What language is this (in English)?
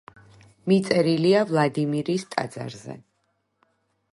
Georgian